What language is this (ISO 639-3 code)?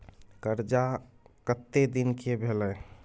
mai